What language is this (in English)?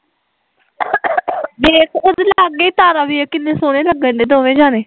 Punjabi